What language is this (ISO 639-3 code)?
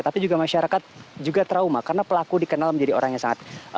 ind